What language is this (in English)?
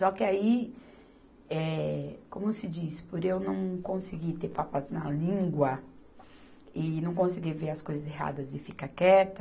Portuguese